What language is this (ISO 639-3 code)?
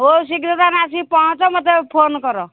ori